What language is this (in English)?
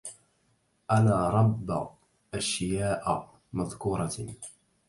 Arabic